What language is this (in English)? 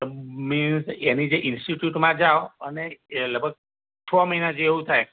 Gujarati